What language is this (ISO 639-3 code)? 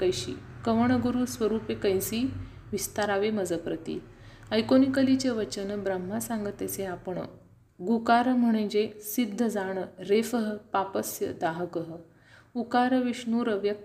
mar